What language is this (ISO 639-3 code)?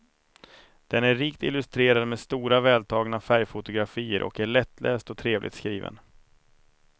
swe